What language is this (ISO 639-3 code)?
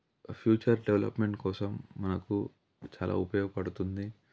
tel